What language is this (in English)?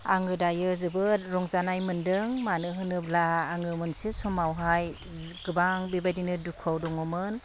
Bodo